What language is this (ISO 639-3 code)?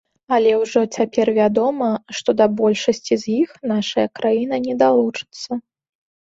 bel